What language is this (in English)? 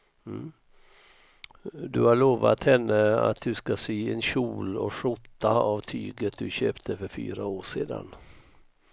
Swedish